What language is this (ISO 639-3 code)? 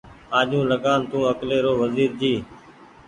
gig